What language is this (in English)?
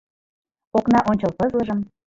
Mari